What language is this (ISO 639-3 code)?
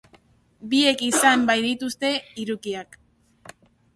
eus